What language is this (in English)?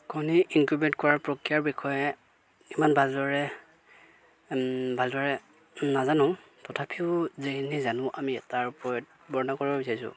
Assamese